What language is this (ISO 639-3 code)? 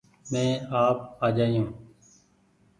gig